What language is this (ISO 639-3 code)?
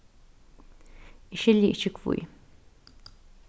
fao